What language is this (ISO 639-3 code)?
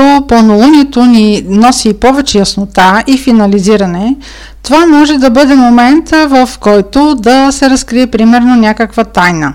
bul